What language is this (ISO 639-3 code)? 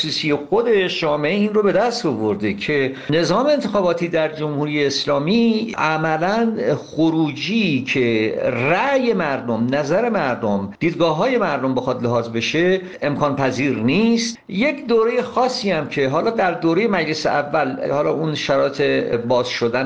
fas